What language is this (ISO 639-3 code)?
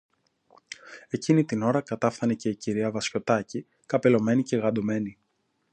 ell